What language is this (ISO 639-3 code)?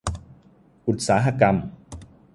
tha